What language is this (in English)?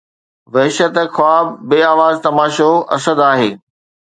Sindhi